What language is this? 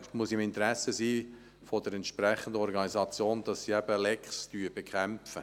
Swiss German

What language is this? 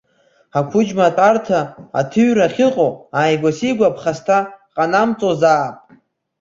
Abkhazian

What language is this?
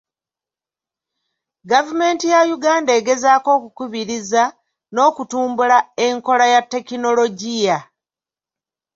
Ganda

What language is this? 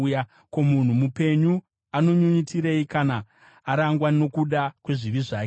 Shona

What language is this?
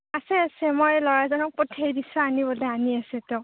Assamese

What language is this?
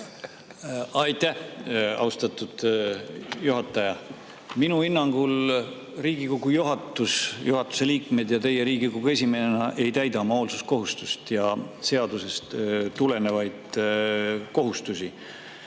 Estonian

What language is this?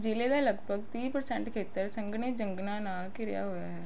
Punjabi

